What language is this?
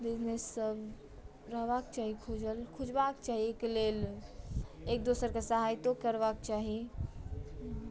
Maithili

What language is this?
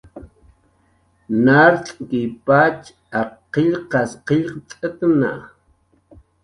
Jaqaru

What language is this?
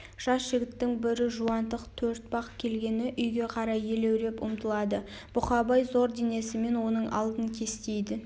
Kazakh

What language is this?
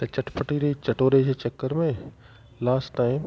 Sindhi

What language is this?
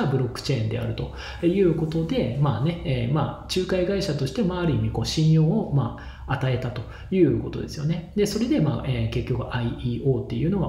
Japanese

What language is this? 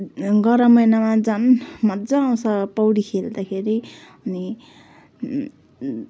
Nepali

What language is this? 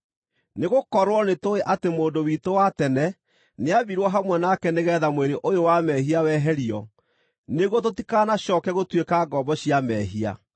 Kikuyu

